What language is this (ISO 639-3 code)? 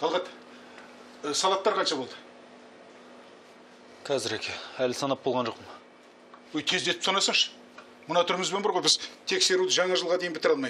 rus